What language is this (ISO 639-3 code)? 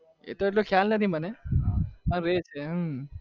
guj